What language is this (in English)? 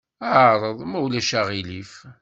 Kabyle